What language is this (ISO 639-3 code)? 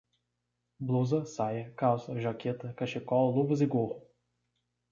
por